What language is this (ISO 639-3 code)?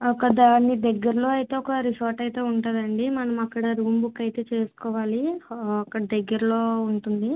tel